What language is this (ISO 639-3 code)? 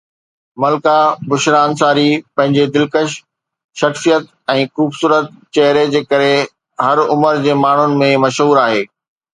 snd